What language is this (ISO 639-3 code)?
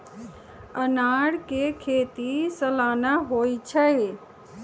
mag